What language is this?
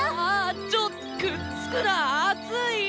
Japanese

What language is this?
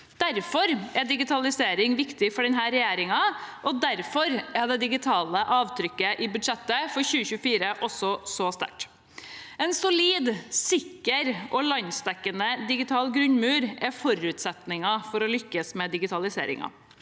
Norwegian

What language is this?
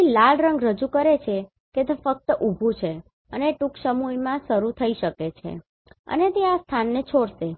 Gujarati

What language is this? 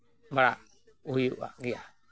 Santali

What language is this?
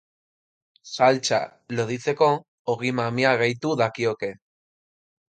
Basque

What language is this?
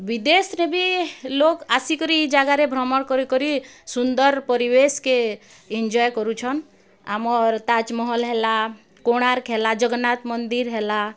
Odia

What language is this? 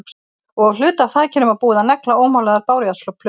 Icelandic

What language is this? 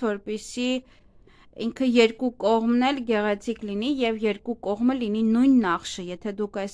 Turkish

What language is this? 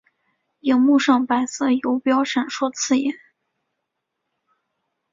Chinese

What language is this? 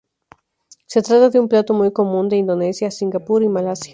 Spanish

